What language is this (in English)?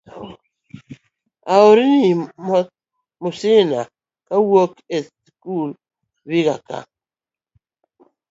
Luo (Kenya and Tanzania)